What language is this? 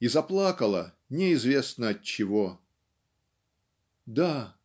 Russian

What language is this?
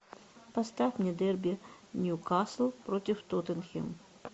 Russian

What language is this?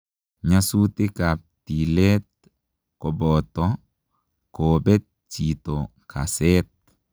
Kalenjin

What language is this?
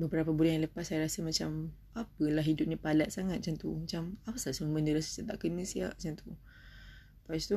Malay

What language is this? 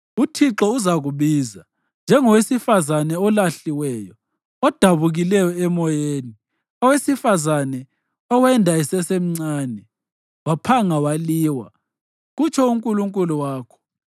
North Ndebele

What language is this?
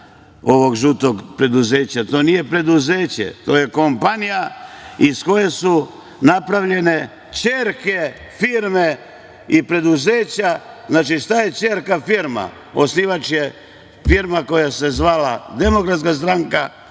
Serbian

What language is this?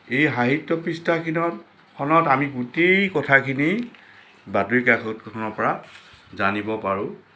Assamese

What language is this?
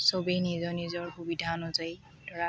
Assamese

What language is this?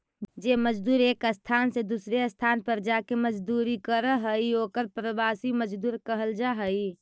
Magahi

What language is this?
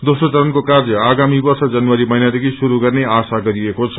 Nepali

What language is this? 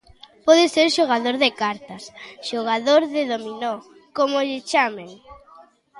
Galician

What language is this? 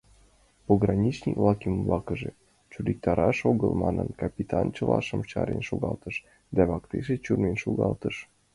Mari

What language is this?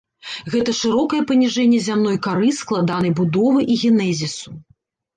Belarusian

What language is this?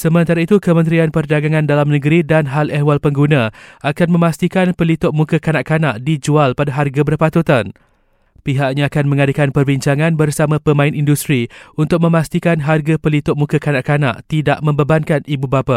Malay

